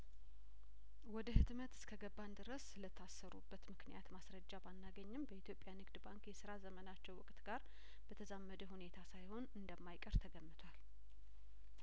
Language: Amharic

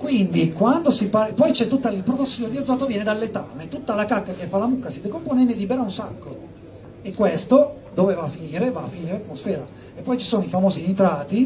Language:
Italian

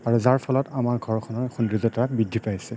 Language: Assamese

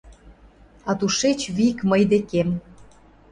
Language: Mari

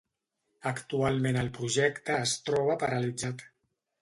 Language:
Catalan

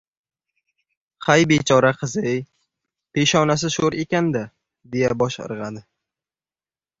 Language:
Uzbek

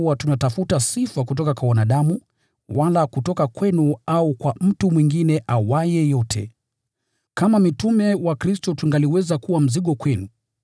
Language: Swahili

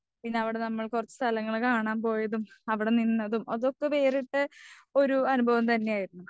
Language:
Malayalam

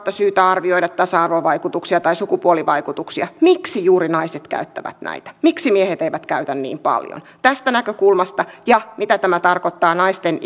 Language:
Finnish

